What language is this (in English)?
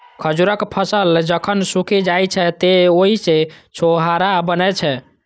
Maithili